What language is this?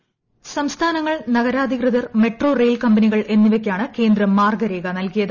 Malayalam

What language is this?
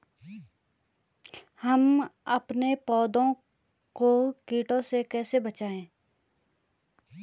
Hindi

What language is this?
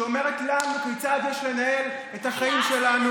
Hebrew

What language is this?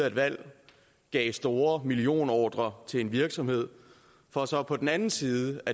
Danish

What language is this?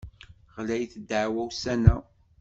Kabyle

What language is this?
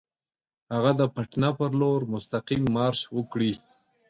Pashto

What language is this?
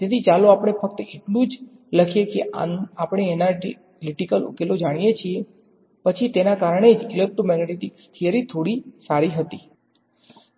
Gujarati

